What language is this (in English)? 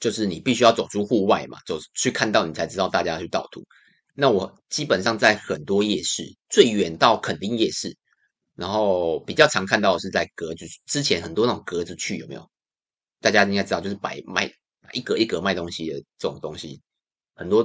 Chinese